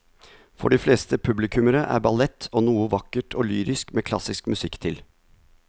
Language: Norwegian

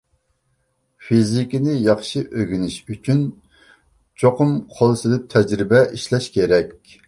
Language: Uyghur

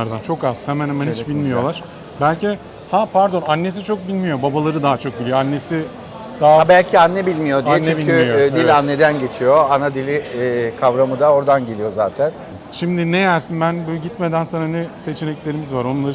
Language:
Turkish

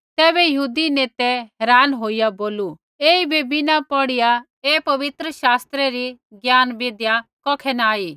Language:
Kullu Pahari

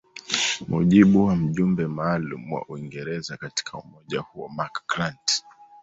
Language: Swahili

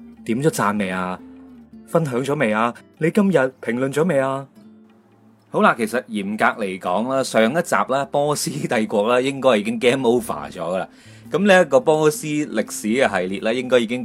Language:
Chinese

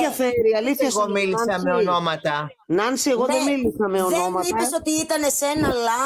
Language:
Greek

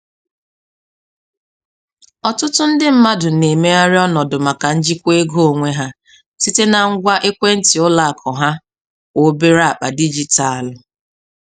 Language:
Igbo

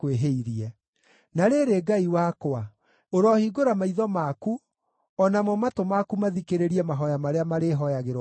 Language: Kikuyu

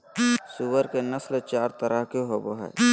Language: Magahi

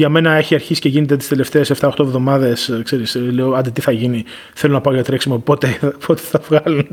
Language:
Greek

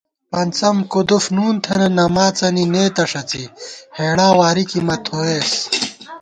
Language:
Gawar-Bati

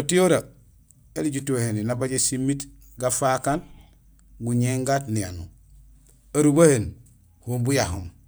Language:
Gusilay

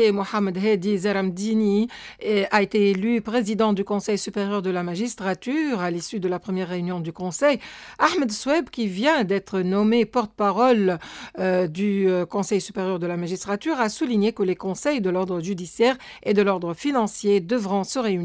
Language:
French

